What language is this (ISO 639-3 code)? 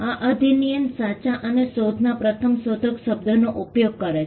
guj